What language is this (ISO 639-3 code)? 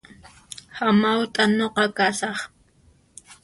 qxp